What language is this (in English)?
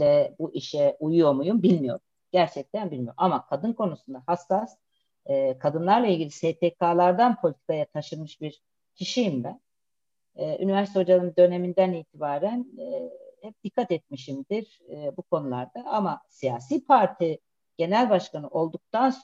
Turkish